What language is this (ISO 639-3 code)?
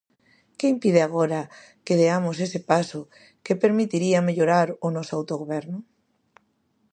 glg